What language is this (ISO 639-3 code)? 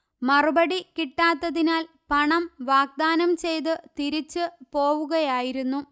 mal